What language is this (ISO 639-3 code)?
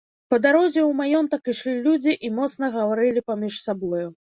bel